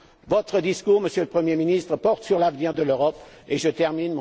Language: French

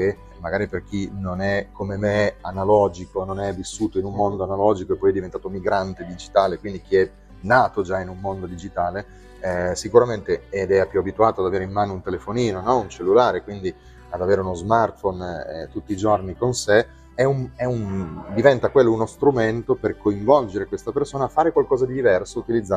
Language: Italian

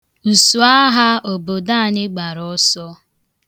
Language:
Igbo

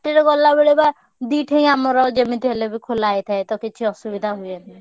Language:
Odia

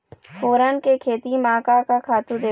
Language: Chhattisgarhi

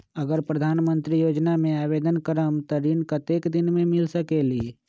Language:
Magahi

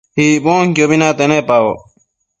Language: Matsés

